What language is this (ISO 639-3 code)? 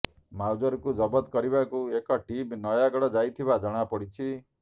ori